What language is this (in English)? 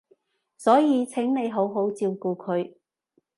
Cantonese